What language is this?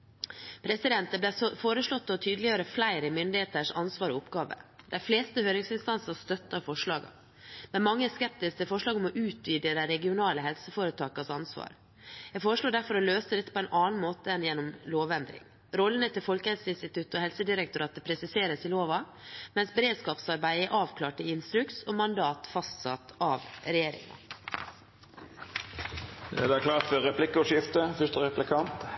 Norwegian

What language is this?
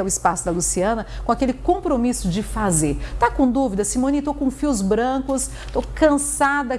Portuguese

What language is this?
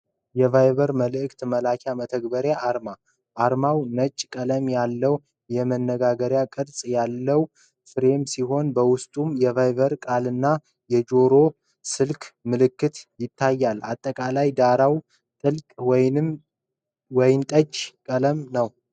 Amharic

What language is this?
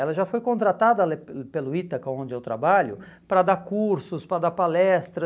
Portuguese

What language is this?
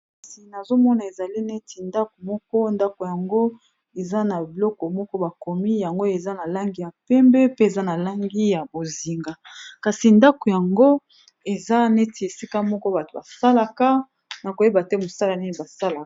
Lingala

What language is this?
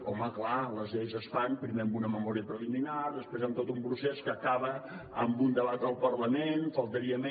Catalan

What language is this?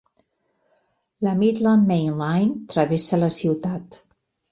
Catalan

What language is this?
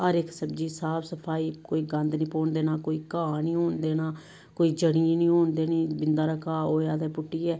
Dogri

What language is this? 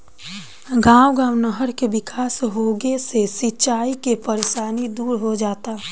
Bhojpuri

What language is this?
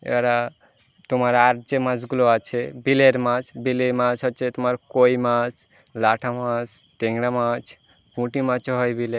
Bangla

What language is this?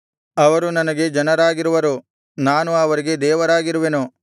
Kannada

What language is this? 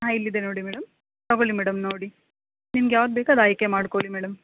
Kannada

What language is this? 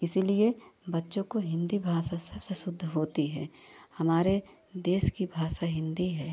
Hindi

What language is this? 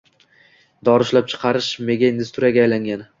Uzbek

